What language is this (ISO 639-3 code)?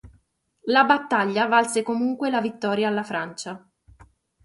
ita